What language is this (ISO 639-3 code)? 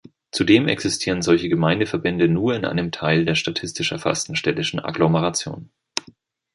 deu